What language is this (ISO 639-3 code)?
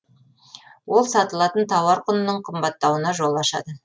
kaz